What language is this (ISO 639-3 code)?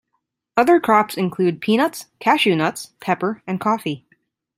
eng